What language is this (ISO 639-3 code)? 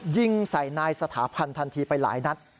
tha